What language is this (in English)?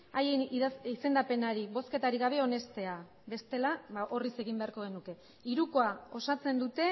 Basque